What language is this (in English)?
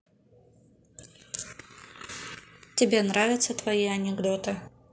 Russian